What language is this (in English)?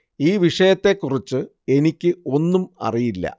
Malayalam